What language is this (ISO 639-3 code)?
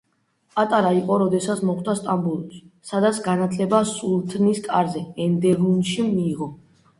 kat